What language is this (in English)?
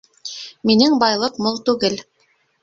Bashkir